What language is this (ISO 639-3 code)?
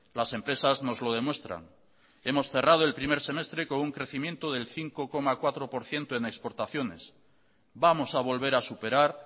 spa